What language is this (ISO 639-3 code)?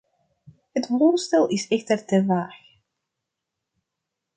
nld